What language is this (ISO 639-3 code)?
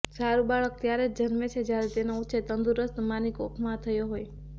guj